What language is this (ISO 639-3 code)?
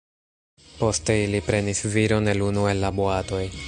epo